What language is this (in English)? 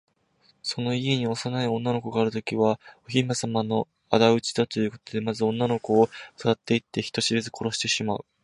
Japanese